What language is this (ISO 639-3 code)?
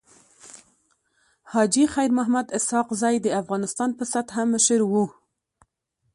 pus